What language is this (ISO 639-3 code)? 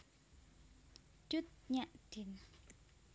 jav